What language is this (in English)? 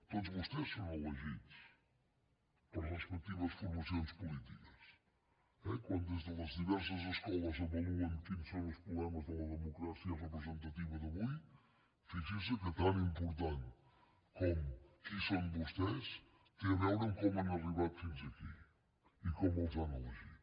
Catalan